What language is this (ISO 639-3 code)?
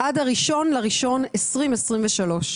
heb